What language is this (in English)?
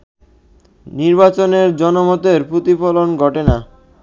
Bangla